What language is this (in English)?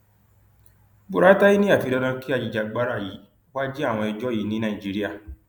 Yoruba